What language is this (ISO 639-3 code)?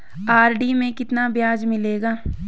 hin